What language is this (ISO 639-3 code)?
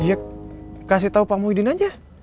ind